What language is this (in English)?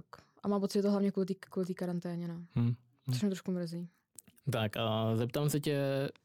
Czech